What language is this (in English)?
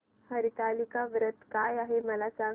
Marathi